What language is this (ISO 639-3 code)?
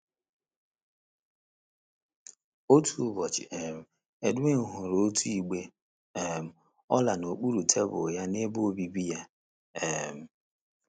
ibo